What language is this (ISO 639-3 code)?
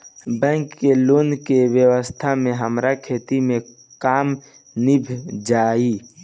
bho